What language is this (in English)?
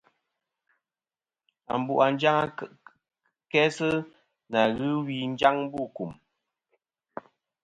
Kom